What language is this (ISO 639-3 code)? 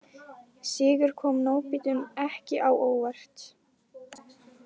isl